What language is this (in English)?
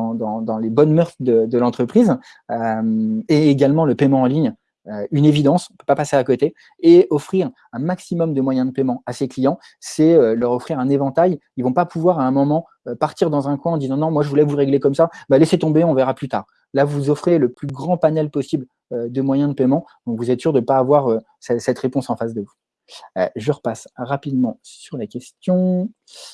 French